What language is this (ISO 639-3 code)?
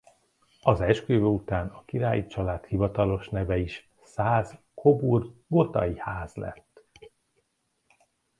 hun